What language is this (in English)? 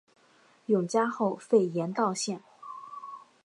Chinese